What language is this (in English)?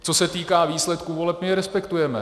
Czech